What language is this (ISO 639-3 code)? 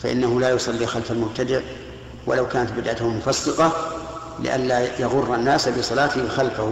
ara